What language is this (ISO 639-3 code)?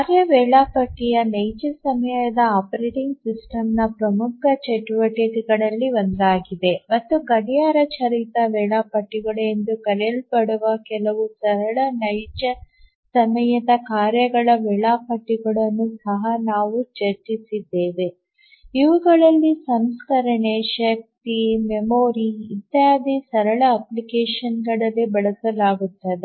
kan